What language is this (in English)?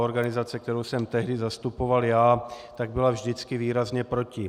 Czech